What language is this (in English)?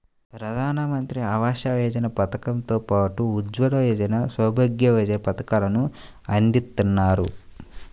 Telugu